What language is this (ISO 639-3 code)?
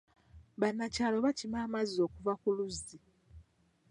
lug